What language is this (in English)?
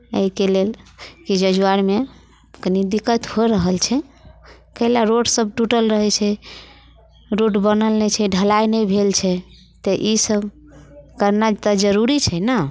Maithili